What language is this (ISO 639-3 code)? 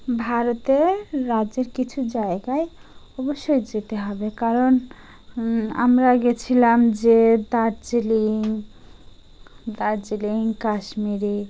ben